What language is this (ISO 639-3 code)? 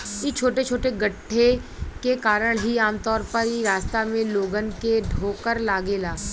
bho